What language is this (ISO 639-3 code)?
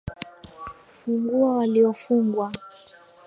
swa